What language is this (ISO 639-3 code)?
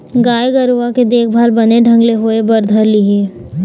hne